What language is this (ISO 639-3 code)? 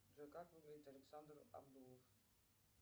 rus